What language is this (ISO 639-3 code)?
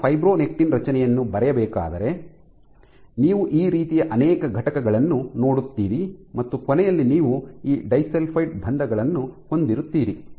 kan